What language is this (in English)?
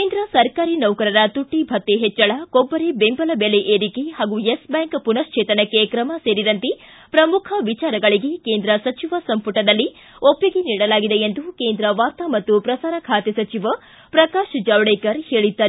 Kannada